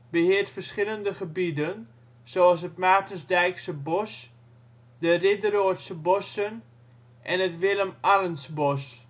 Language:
Dutch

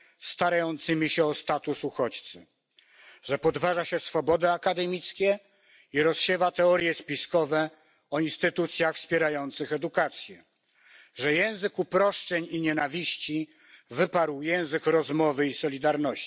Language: Polish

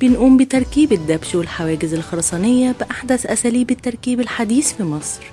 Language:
Arabic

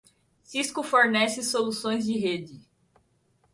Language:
Portuguese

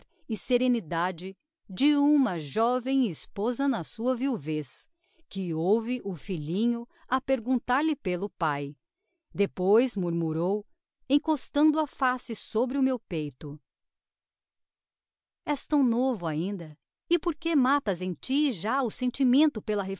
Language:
Portuguese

